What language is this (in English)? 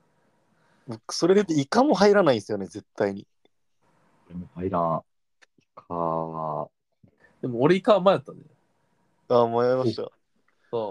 Japanese